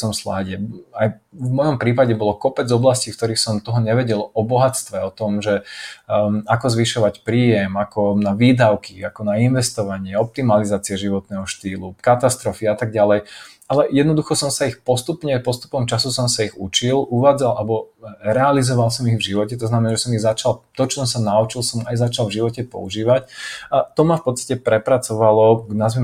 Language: Slovak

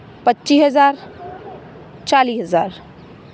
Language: Punjabi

